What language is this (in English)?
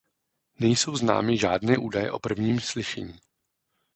Czech